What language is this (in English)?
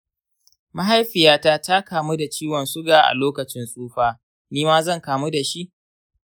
Hausa